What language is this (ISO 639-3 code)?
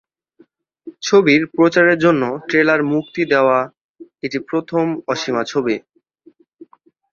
ben